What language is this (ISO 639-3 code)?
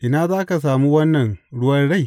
hau